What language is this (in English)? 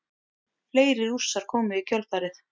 Icelandic